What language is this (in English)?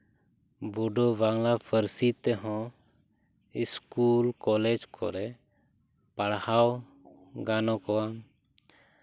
Santali